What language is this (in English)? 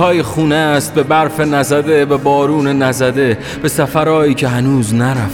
Persian